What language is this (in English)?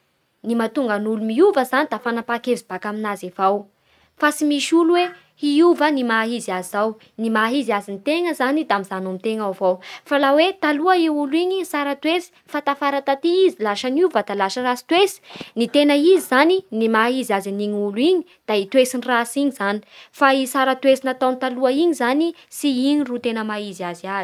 Bara Malagasy